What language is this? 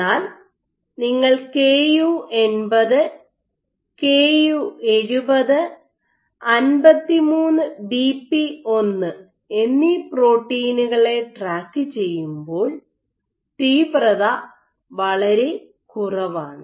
Malayalam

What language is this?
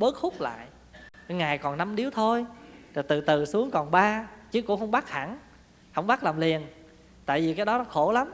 Vietnamese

